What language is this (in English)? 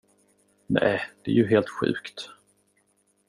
Swedish